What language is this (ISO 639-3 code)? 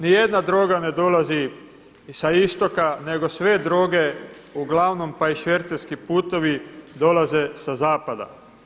hrv